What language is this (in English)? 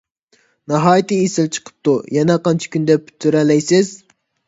Uyghur